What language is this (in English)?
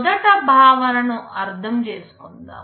Telugu